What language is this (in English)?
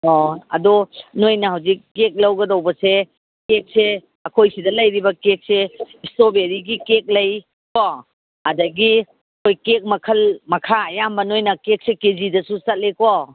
Manipuri